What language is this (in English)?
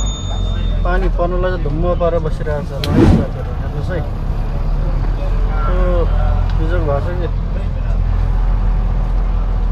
Arabic